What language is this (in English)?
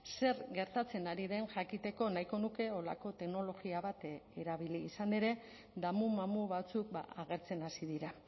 Basque